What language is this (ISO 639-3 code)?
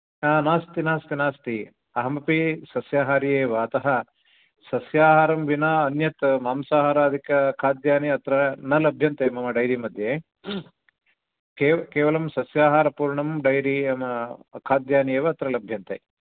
san